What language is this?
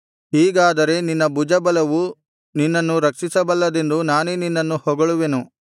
Kannada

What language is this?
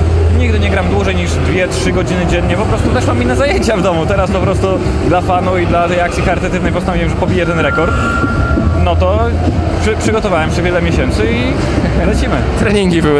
Polish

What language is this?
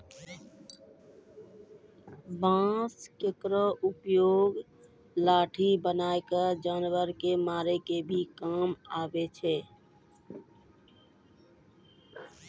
Maithili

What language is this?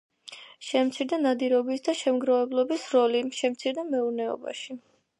Georgian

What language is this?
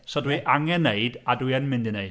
Welsh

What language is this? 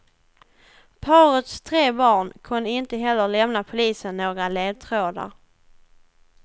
Swedish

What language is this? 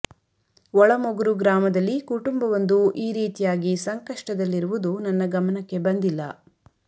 Kannada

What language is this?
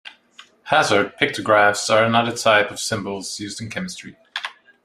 English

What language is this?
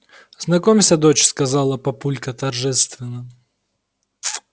Russian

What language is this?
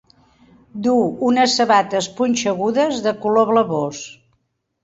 Catalan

